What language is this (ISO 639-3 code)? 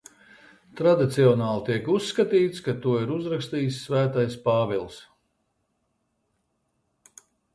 lav